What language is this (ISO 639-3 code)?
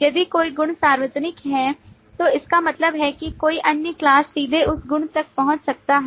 hin